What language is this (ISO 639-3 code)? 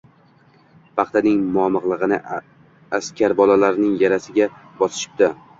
uzb